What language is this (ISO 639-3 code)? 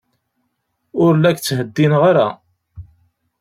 kab